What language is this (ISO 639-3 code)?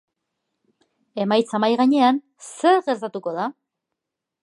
eus